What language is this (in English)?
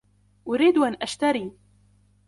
Arabic